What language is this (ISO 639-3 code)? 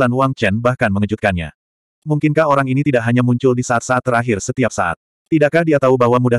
ind